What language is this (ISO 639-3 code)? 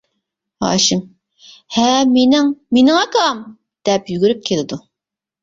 uig